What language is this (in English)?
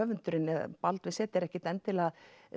Icelandic